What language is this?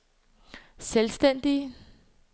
Danish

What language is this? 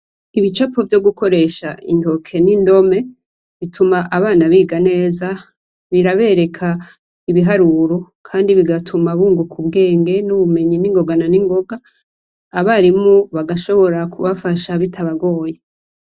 Rundi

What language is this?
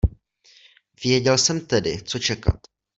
Czech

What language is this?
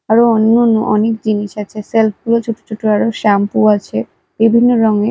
Bangla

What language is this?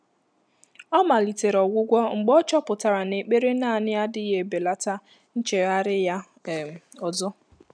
Igbo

